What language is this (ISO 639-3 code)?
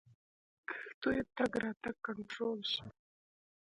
pus